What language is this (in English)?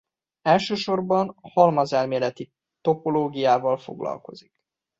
Hungarian